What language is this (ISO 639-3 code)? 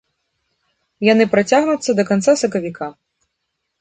bel